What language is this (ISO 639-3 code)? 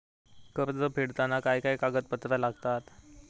mar